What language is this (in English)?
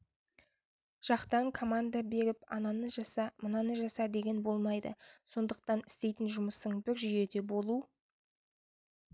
Kazakh